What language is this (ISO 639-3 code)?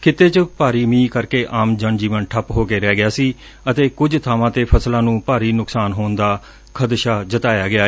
pan